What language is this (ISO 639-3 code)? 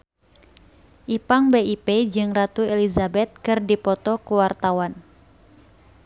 sun